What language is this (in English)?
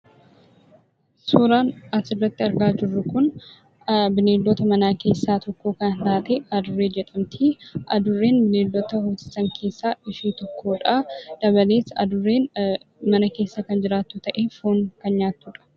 Oromo